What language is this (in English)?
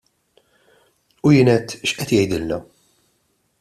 Maltese